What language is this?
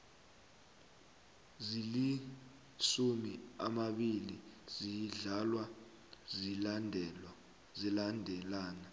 South Ndebele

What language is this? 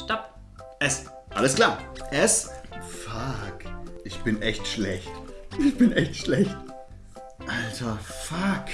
German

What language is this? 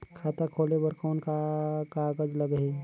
Chhattisgarhi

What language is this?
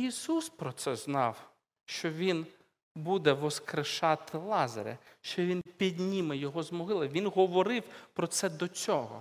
Ukrainian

